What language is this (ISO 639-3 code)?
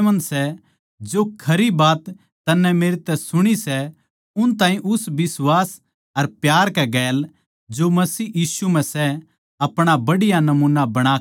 bgc